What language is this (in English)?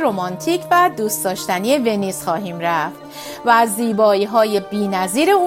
Persian